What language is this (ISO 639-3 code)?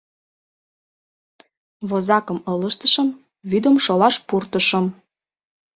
chm